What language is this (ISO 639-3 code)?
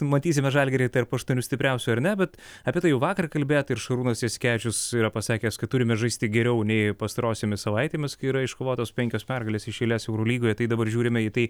lit